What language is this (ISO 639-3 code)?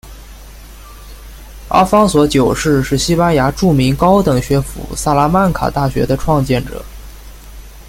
zho